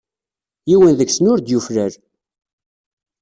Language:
Kabyle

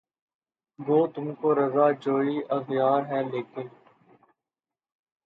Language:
Urdu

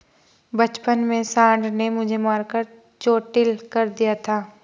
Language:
Hindi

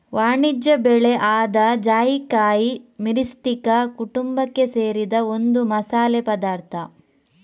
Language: Kannada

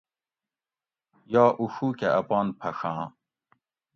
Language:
Gawri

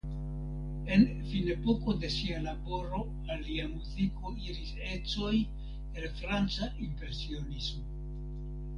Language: Esperanto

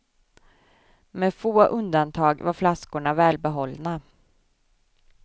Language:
Swedish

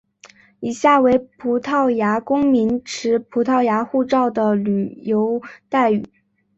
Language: Chinese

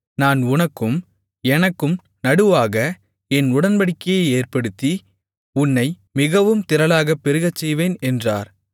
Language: Tamil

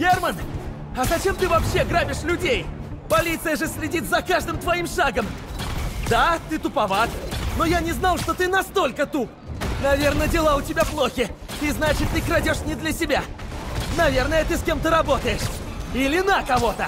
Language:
Russian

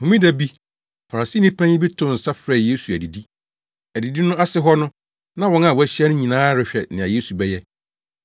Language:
Akan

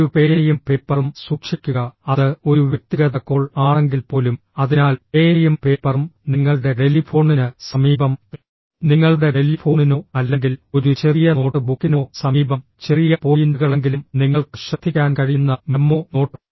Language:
Malayalam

